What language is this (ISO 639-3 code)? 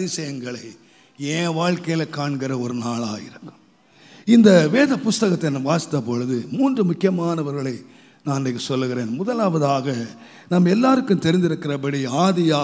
ron